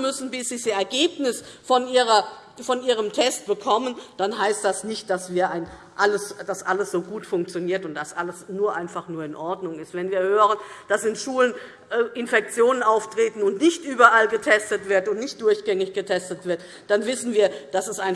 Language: German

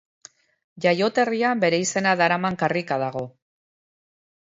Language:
Basque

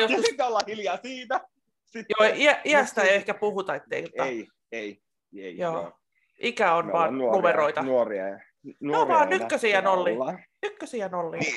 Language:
Finnish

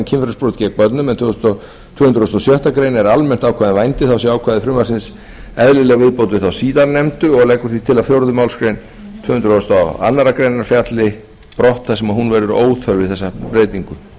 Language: Icelandic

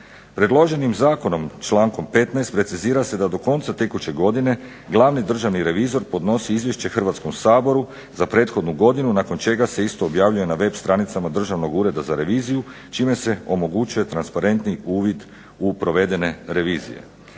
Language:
Croatian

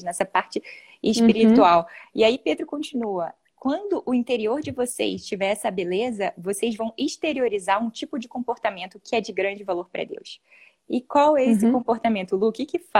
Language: Portuguese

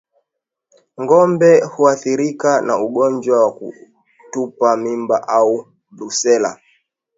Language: Swahili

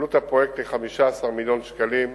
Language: Hebrew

